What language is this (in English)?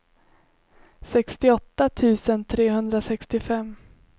Swedish